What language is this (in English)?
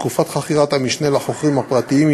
Hebrew